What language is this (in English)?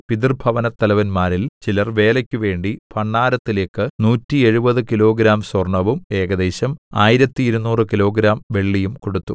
Malayalam